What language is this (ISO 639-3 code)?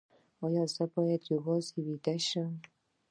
pus